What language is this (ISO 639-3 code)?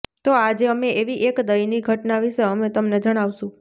guj